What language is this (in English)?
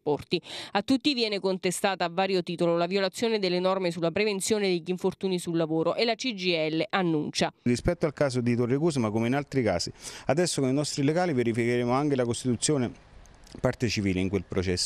Italian